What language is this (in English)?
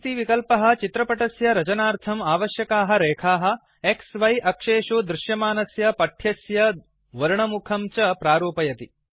Sanskrit